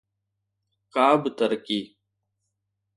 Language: Sindhi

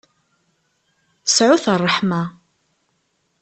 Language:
Kabyle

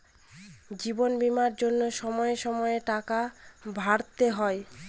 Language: Bangla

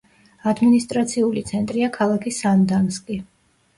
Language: Georgian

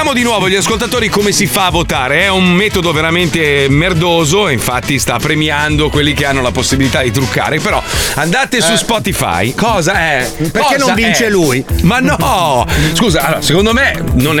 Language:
Italian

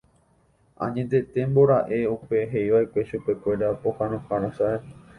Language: Guarani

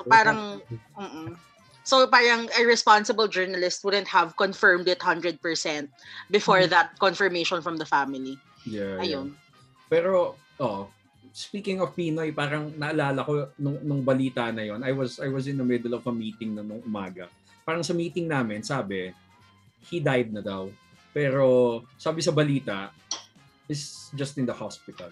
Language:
Filipino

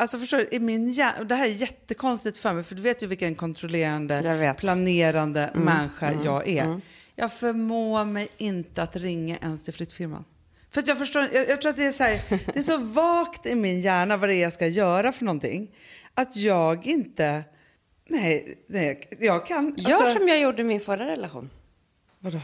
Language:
Swedish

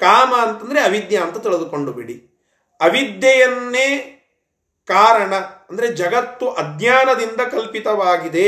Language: Kannada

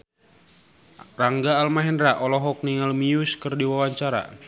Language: Sundanese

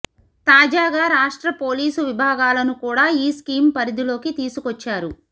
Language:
Telugu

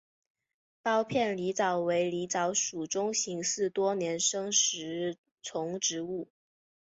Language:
Chinese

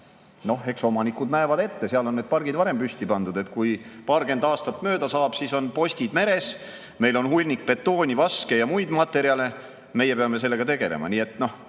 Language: Estonian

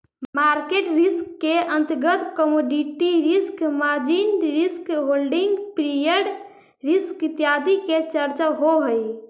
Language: Magahi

